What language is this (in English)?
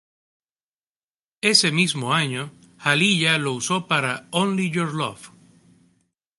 Spanish